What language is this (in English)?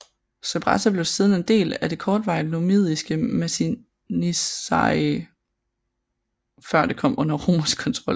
Danish